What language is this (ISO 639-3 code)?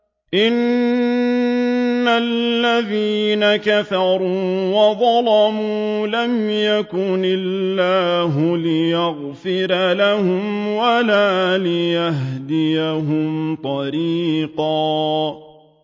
ara